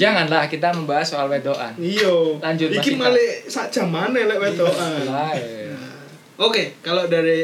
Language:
Indonesian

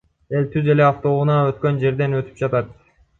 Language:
Kyrgyz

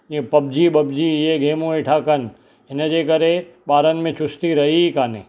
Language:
Sindhi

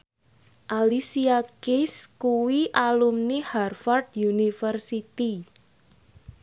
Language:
Javanese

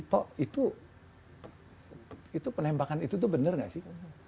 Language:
Indonesian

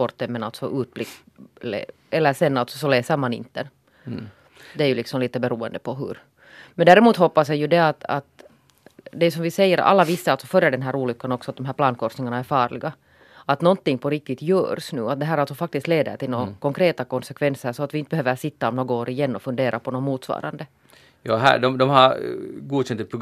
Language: Swedish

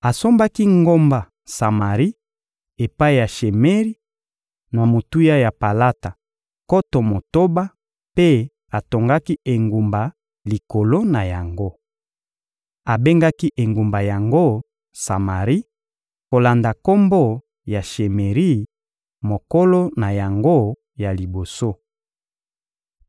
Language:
Lingala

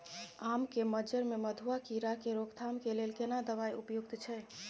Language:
Maithili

